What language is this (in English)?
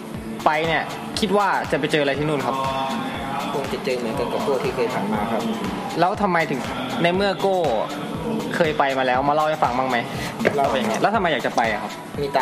Thai